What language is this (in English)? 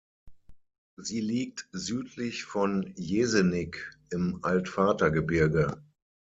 German